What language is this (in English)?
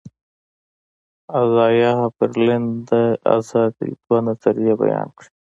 Pashto